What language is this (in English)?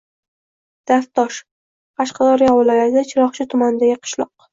Uzbek